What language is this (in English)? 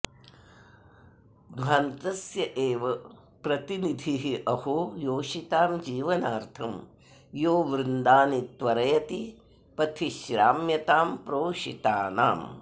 Sanskrit